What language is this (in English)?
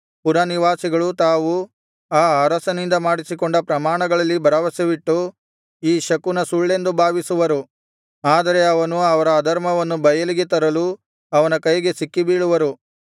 Kannada